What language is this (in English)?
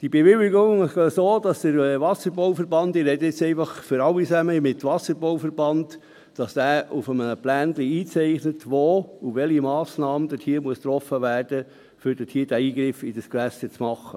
Swiss German